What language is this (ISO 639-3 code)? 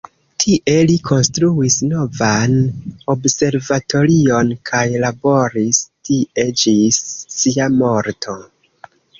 epo